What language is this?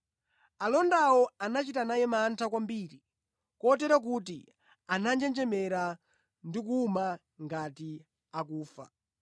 Nyanja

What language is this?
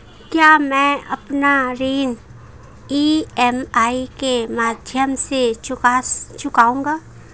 Hindi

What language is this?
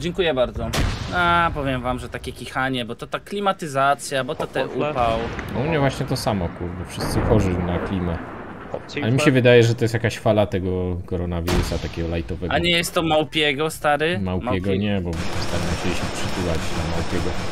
Polish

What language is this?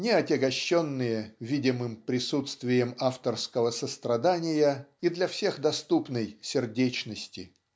Russian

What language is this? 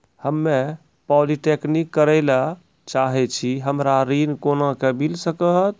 Maithili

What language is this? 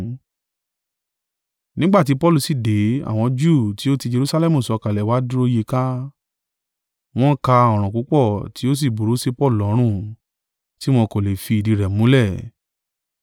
Yoruba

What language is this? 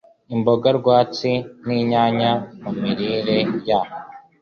Kinyarwanda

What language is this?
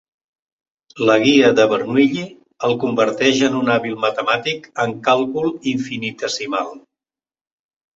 Catalan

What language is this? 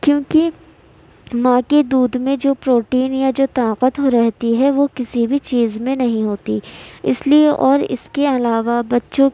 Urdu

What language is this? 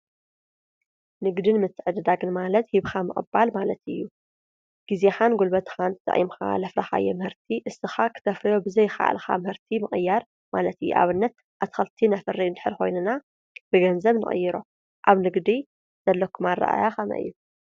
Tigrinya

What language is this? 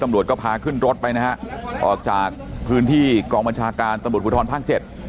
Thai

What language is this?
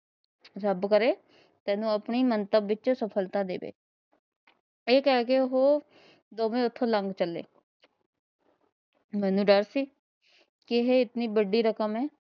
Punjabi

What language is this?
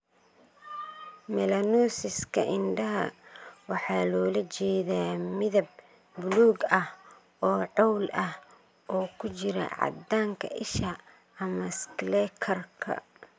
Somali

